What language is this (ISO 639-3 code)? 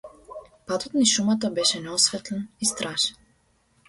mkd